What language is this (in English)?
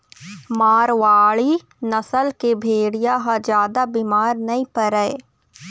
Chhattisgarhi